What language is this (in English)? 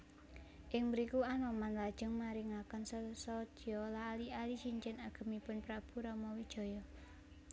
Javanese